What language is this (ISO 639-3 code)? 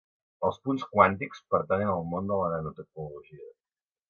cat